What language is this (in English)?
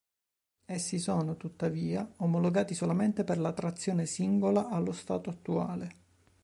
Italian